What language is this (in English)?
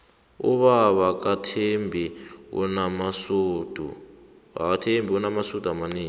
South Ndebele